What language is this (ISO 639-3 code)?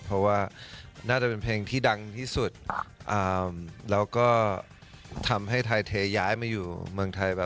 tha